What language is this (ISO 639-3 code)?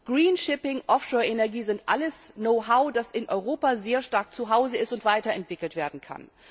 deu